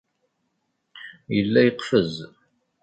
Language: Kabyle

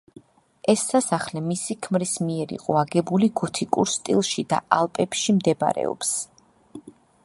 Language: Georgian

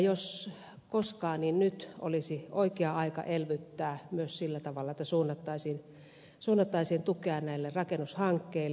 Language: Finnish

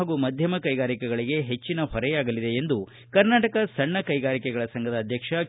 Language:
Kannada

